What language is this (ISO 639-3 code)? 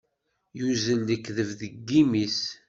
kab